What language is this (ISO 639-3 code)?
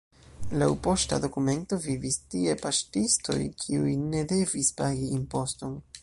epo